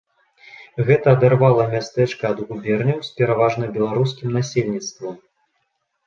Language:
Belarusian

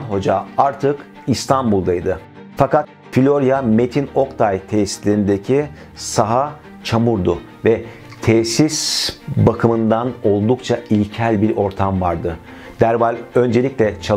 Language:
Turkish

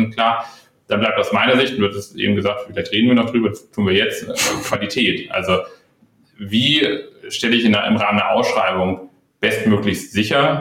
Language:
German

